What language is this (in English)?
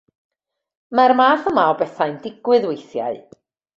Welsh